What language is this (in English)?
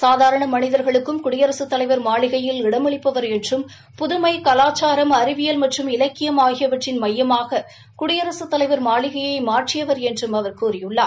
Tamil